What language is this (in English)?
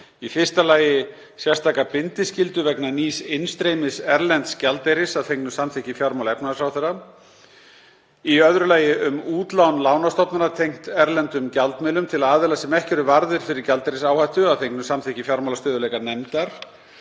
Icelandic